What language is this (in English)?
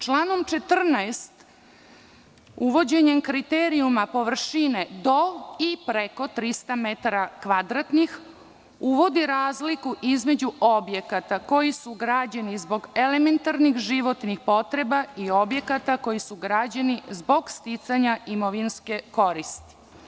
Serbian